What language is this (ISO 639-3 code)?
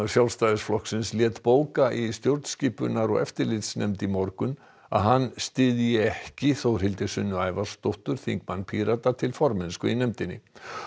isl